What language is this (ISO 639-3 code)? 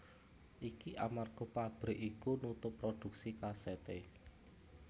jav